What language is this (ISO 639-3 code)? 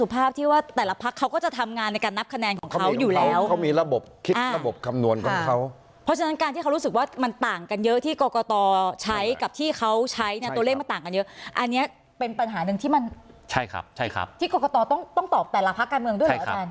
tha